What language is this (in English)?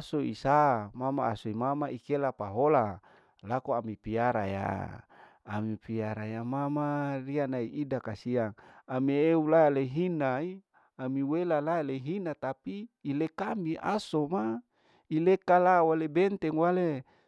Larike-Wakasihu